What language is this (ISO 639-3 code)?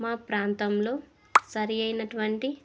tel